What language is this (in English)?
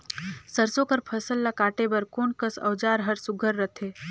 Chhattisgarhi